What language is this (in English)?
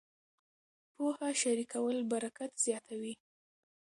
Pashto